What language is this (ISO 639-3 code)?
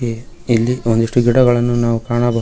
kan